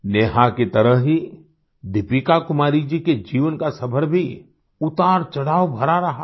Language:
Hindi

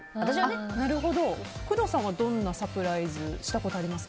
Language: Japanese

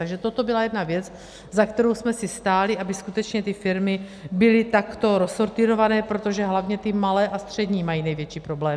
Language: Czech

